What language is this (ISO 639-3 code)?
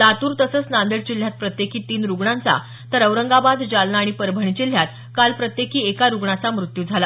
mar